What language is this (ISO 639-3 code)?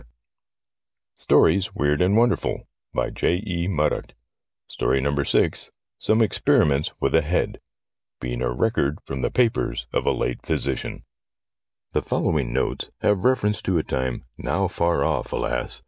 eng